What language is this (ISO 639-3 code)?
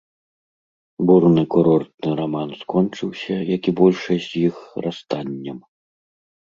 bel